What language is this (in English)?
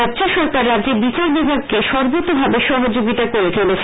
Bangla